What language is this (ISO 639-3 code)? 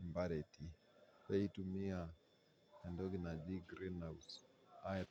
mas